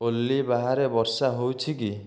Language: Odia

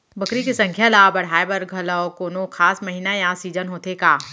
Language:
Chhattisgarhi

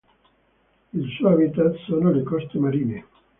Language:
Italian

